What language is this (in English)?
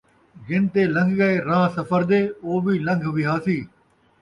Saraiki